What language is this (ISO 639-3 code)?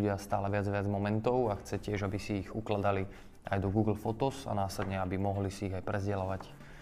slk